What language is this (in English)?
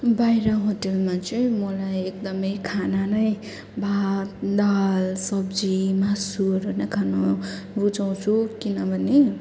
Nepali